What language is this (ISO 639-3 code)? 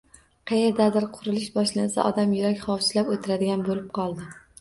uzb